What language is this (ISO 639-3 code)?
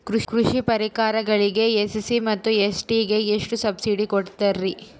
kan